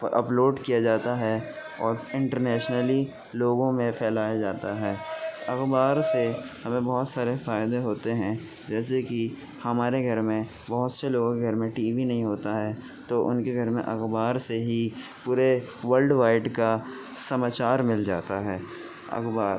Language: Urdu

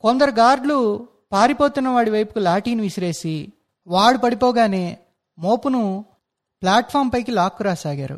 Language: Telugu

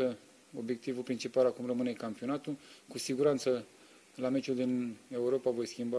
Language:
Romanian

